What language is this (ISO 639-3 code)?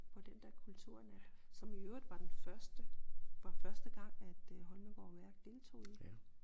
dan